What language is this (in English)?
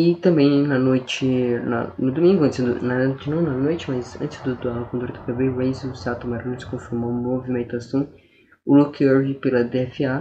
Portuguese